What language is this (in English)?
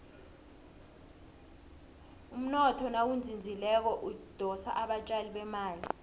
South Ndebele